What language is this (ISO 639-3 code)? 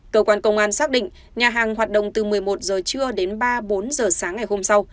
vie